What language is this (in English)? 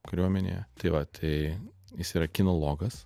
Lithuanian